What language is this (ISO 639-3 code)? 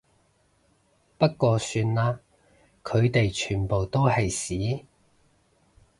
yue